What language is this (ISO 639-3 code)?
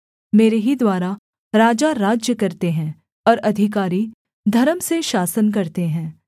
hin